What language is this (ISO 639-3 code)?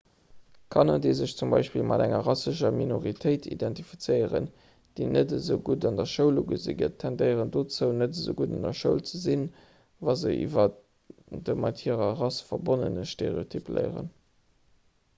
ltz